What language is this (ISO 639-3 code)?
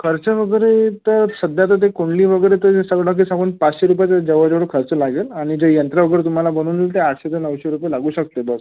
mar